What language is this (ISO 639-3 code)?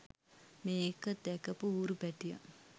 sin